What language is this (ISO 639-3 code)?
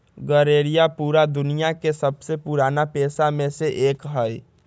mag